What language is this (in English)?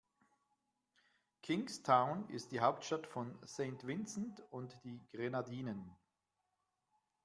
German